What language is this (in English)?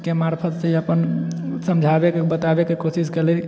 Maithili